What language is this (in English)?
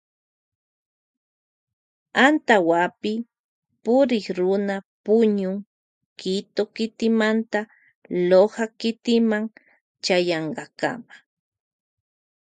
Loja Highland Quichua